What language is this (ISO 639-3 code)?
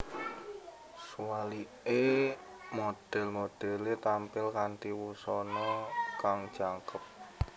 jav